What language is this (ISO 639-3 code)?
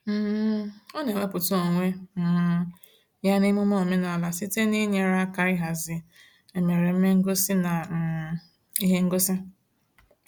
ibo